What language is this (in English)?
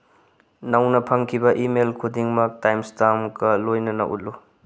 Manipuri